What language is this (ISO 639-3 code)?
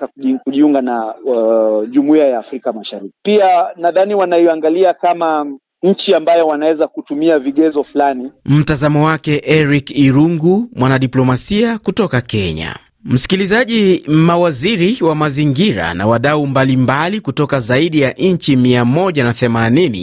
swa